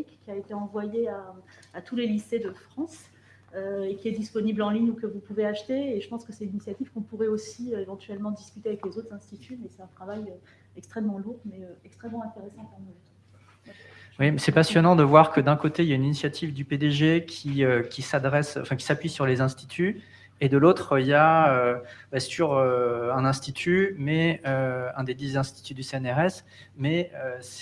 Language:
French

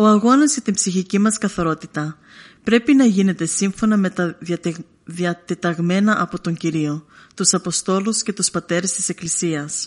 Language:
Greek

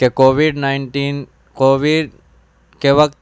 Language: Urdu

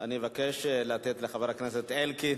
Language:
Hebrew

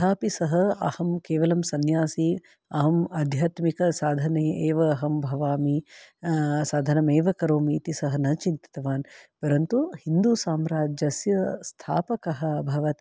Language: Sanskrit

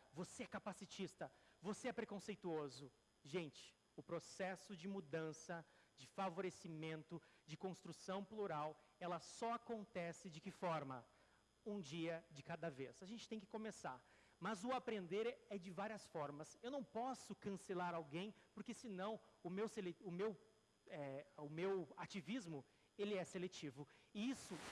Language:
Portuguese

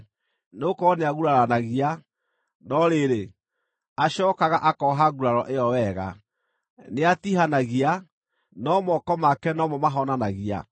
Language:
Kikuyu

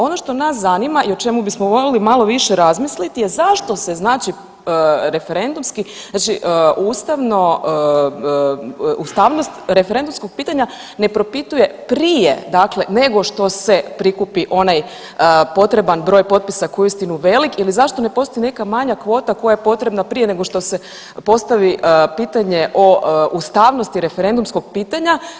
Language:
Croatian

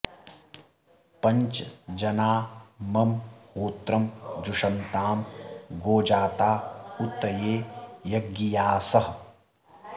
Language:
Sanskrit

